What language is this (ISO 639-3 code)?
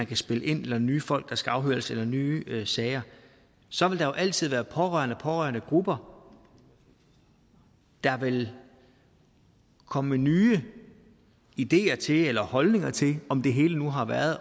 dan